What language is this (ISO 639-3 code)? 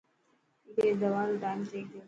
mki